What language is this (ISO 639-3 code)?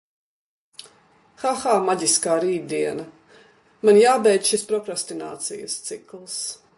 lav